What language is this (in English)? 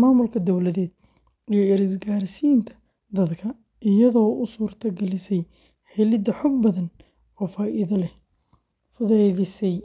Somali